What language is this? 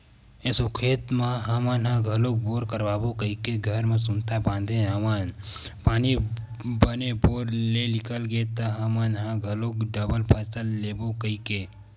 Chhattisgarhi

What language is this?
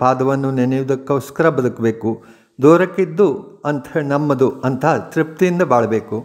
Dutch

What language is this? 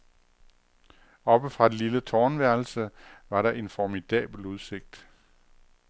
Danish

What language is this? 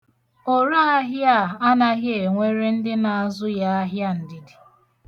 Igbo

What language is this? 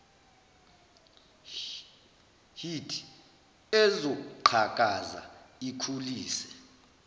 Zulu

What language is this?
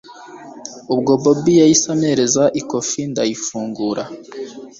Kinyarwanda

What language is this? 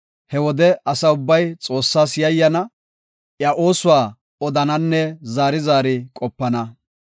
Gofa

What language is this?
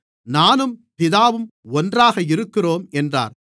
Tamil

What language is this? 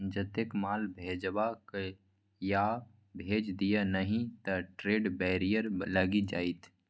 Maithili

